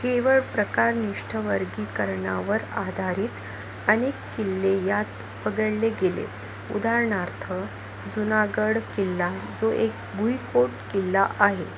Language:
Marathi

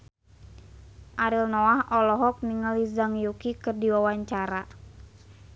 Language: Sundanese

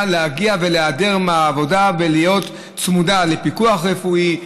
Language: Hebrew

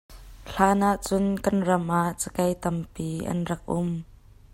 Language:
Hakha Chin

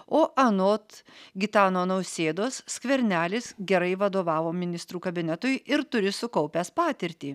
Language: Lithuanian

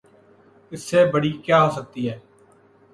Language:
Urdu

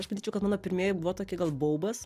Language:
Lithuanian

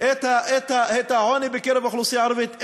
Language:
Hebrew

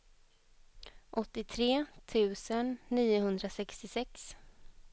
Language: Swedish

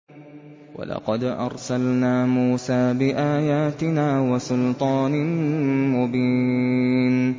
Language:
Arabic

